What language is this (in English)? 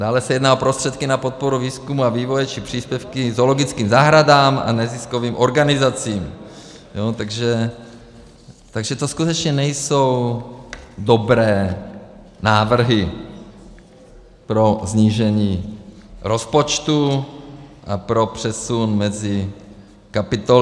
Czech